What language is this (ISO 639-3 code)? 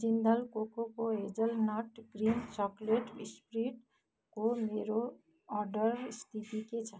nep